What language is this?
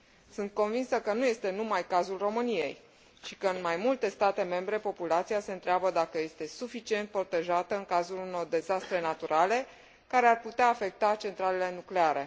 Romanian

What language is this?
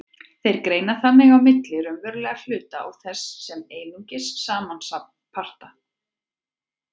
Icelandic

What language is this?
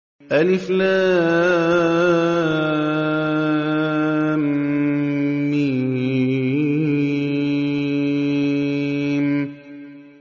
Arabic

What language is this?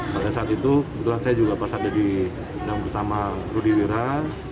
Indonesian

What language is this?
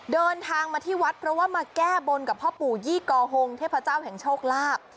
Thai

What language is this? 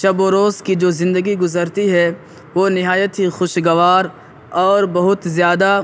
Urdu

